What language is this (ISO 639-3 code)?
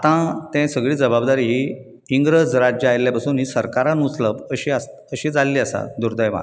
kok